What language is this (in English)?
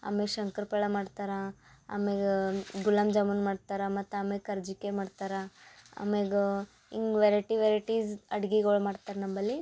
Kannada